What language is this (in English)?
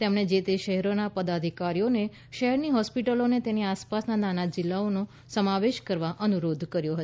Gujarati